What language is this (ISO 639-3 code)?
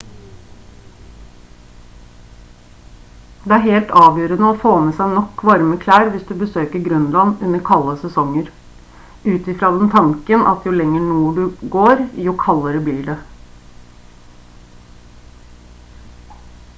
nob